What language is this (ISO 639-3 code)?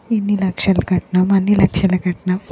tel